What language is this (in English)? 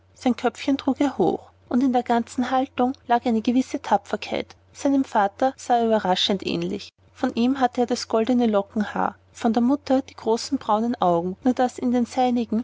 German